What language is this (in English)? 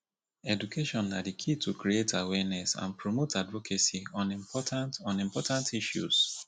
Nigerian Pidgin